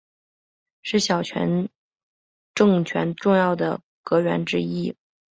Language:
Chinese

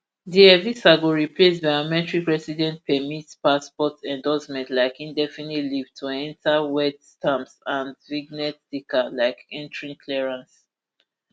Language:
Nigerian Pidgin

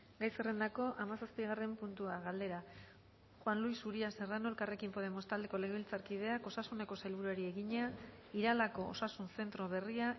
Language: Basque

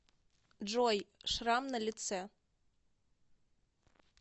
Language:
Russian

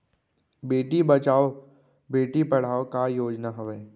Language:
Chhattisgarhi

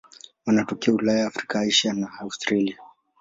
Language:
Swahili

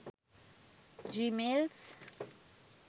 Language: Sinhala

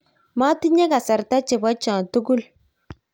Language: Kalenjin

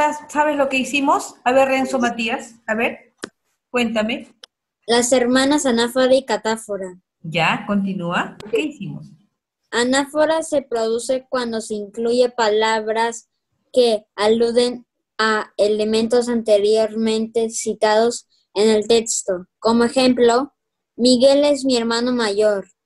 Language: Spanish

